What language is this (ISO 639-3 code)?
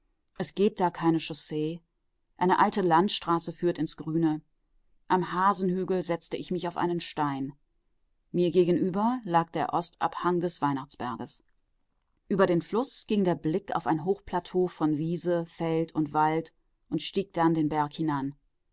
deu